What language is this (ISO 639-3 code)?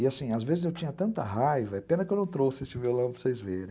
por